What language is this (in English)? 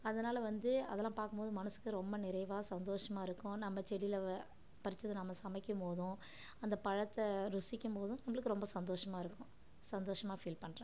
Tamil